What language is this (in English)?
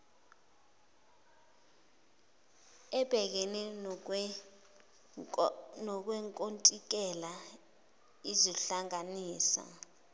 Zulu